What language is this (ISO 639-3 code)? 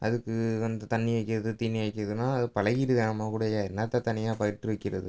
tam